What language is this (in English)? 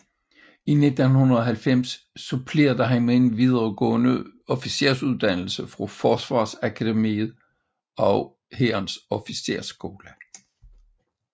Danish